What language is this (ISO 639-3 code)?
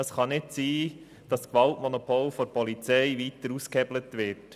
gsw